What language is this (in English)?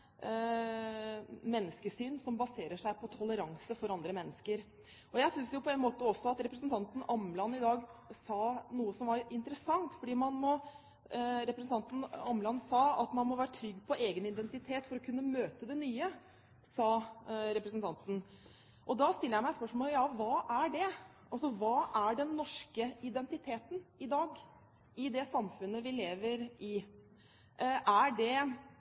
Norwegian Bokmål